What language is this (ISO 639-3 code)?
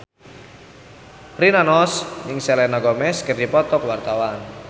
sun